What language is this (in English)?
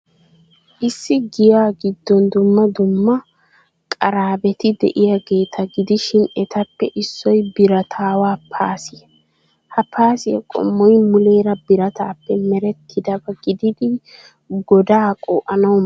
Wolaytta